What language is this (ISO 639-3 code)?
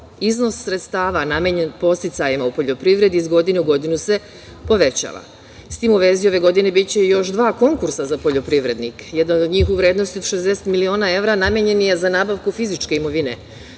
srp